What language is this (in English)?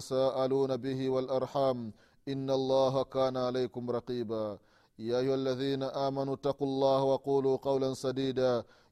Swahili